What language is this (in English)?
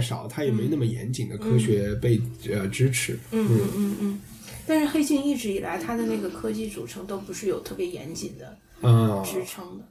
Chinese